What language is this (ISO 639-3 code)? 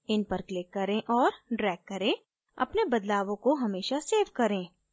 hin